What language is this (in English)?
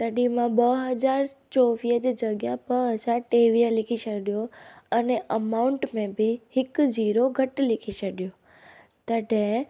Sindhi